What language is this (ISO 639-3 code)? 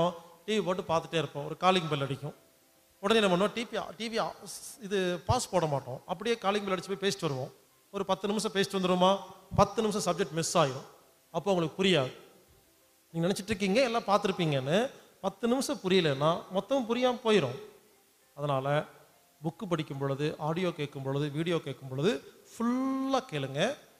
tam